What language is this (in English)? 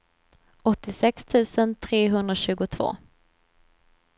Swedish